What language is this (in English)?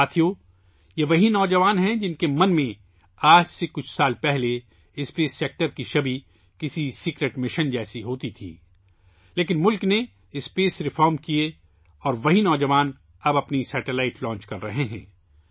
Urdu